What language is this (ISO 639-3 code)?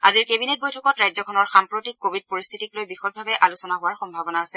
asm